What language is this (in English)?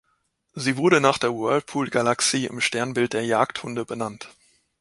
German